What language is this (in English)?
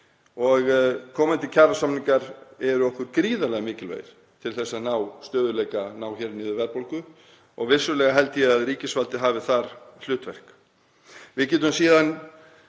Icelandic